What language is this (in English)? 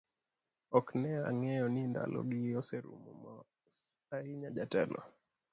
Luo (Kenya and Tanzania)